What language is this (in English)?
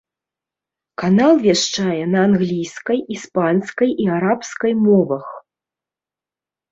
Belarusian